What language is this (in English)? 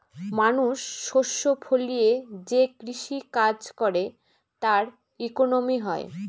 Bangla